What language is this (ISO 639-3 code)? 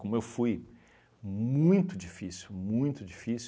por